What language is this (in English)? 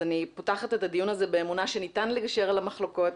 Hebrew